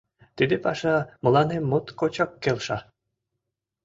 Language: Mari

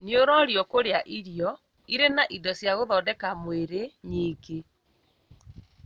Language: Kikuyu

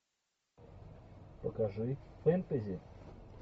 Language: Russian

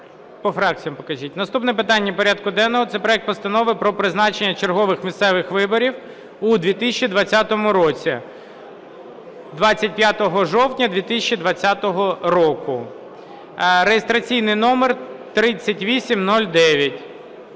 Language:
Ukrainian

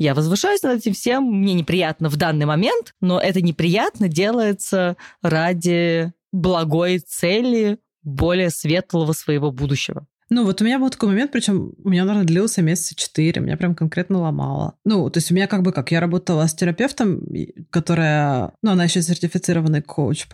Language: Russian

